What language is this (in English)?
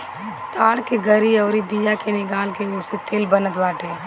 Bhojpuri